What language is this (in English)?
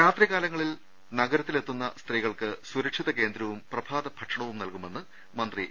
Malayalam